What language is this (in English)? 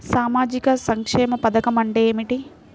Telugu